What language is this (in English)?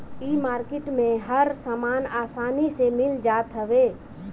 Bhojpuri